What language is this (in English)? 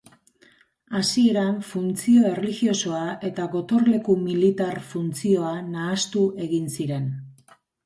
Basque